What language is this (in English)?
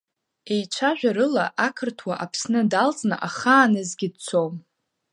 Abkhazian